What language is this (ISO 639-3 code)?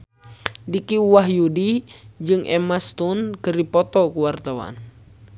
sun